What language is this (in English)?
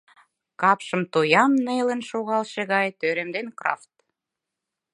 Mari